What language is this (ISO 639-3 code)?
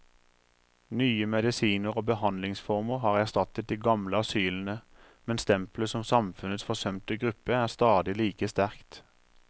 nor